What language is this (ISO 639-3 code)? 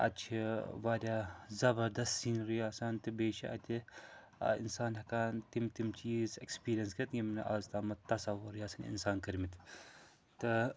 kas